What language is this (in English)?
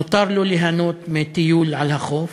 Hebrew